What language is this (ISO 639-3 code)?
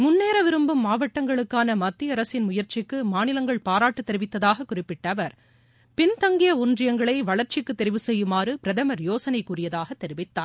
tam